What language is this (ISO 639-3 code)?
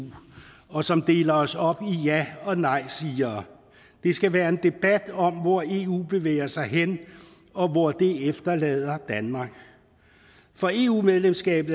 dan